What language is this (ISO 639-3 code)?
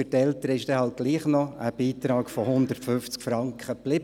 gsw